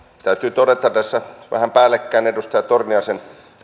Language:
Finnish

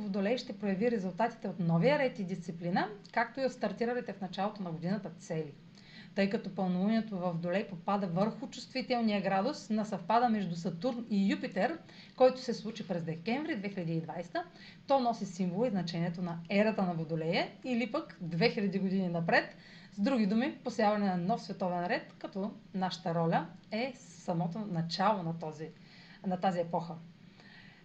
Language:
Bulgarian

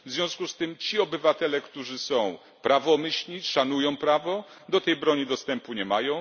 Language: Polish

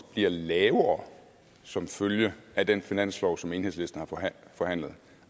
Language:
Danish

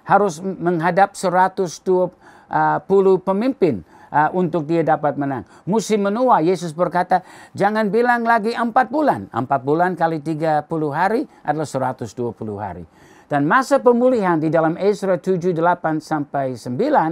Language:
Indonesian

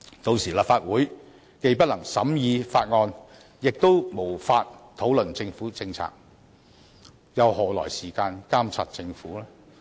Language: Cantonese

